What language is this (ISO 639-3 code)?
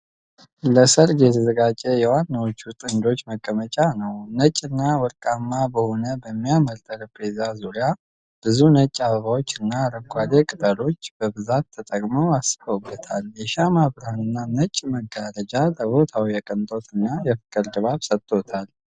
amh